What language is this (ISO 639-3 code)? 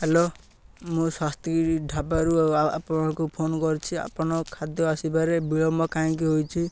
ori